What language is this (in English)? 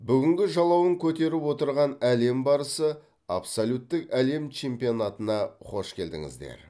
Kazakh